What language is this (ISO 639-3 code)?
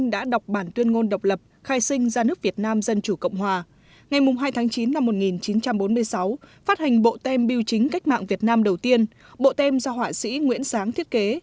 vie